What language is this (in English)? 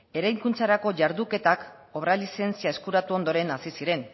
Basque